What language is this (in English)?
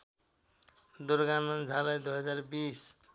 Nepali